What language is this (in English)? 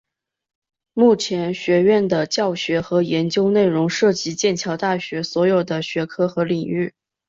Chinese